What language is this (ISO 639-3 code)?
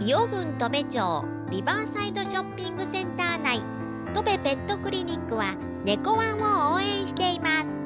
jpn